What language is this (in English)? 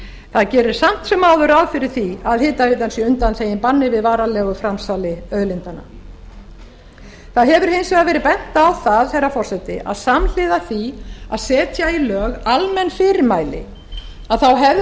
Icelandic